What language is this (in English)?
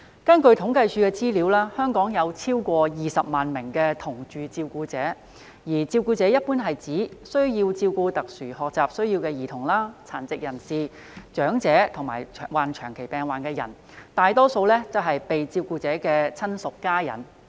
Cantonese